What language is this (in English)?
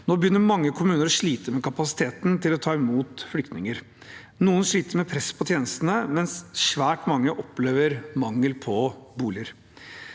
Norwegian